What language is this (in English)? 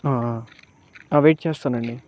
Telugu